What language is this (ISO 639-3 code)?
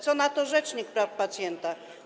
pol